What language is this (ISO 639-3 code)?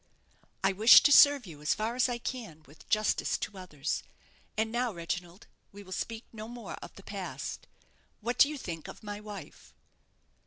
eng